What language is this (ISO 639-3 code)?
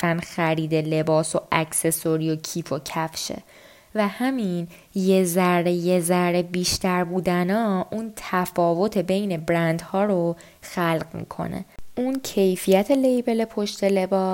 fas